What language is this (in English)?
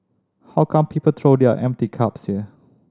English